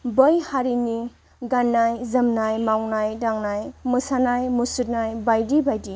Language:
Bodo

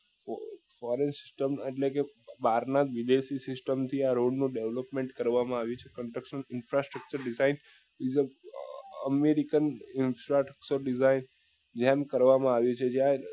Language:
Gujarati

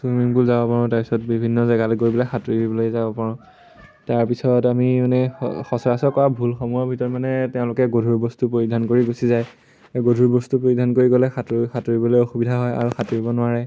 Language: Assamese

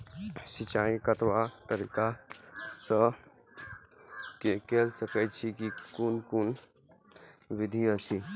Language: Maithili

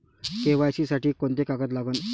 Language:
Marathi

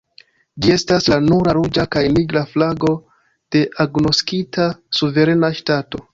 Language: Esperanto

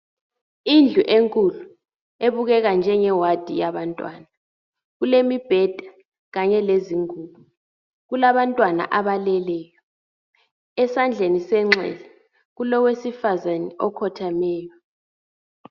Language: North Ndebele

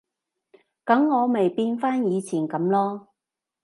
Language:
Cantonese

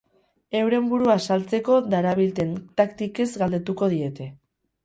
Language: Basque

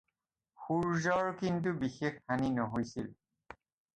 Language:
Assamese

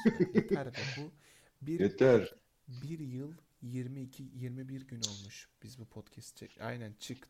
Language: Turkish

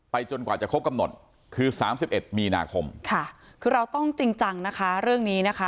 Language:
Thai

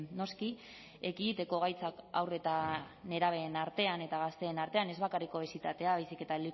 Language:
Basque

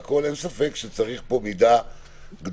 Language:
Hebrew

